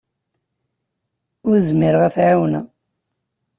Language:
Kabyle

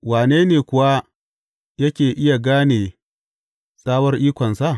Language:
Hausa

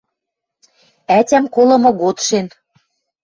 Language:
Western Mari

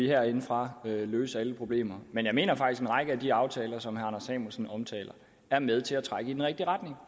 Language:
Danish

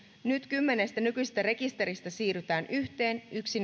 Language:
Finnish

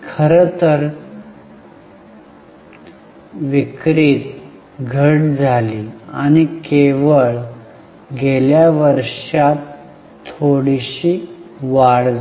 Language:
Marathi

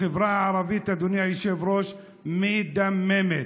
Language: Hebrew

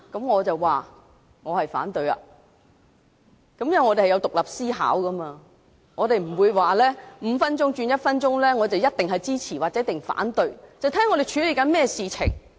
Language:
Cantonese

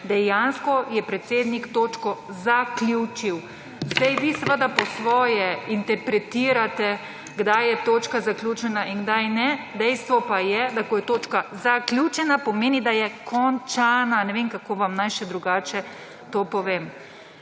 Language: Slovenian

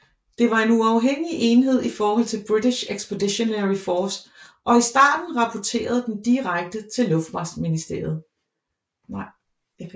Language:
Danish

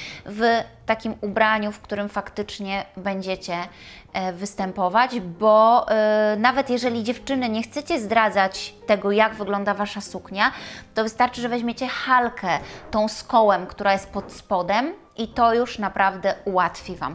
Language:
Polish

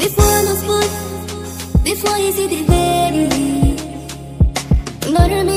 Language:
Arabic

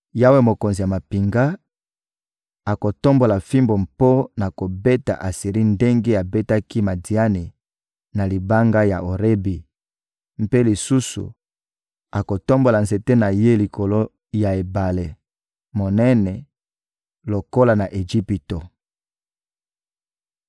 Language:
Lingala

